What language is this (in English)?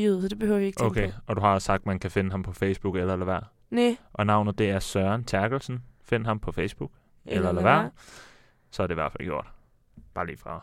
Danish